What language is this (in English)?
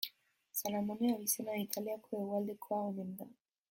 Basque